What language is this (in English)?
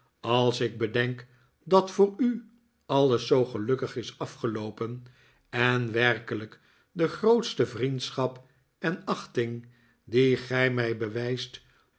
Dutch